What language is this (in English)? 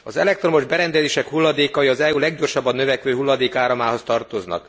Hungarian